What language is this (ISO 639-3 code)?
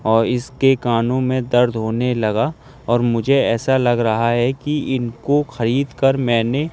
urd